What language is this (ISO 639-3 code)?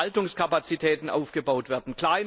deu